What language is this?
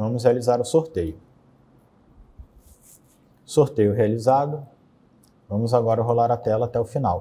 Portuguese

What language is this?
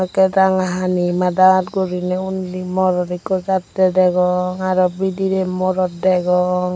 Chakma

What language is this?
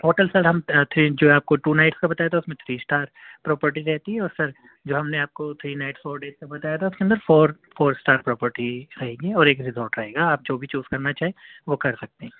Urdu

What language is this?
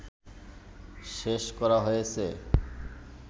Bangla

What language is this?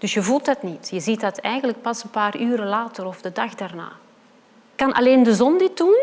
Dutch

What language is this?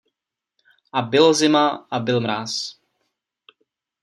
Czech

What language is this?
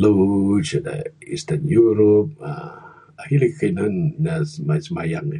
Bukar-Sadung Bidayuh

